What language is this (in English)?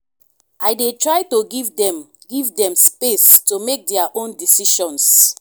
Nigerian Pidgin